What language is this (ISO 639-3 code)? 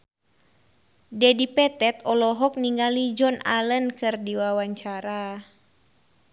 sun